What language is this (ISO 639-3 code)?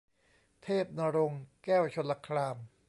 tha